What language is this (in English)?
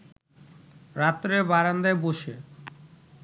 Bangla